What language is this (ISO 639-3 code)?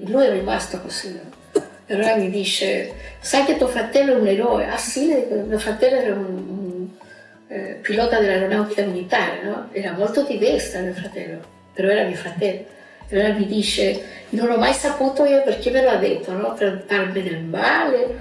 ita